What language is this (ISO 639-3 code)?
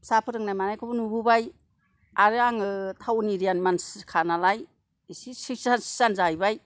brx